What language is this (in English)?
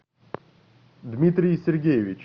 Russian